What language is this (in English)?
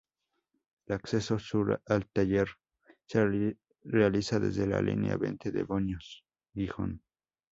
Spanish